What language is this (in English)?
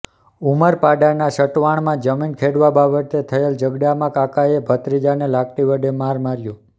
Gujarati